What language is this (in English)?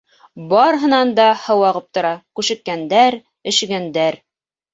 Bashkir